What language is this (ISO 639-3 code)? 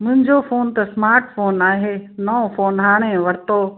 snd